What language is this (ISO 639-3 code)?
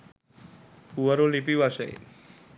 sin